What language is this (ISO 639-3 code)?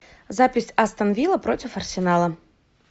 rus